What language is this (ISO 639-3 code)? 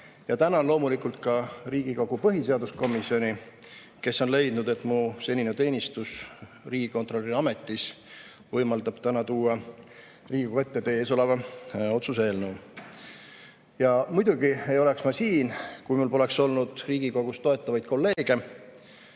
est